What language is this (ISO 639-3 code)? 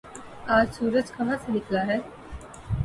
urd